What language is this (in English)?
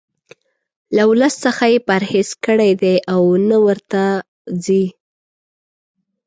Pashto